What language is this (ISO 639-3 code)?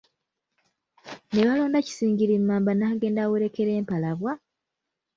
lug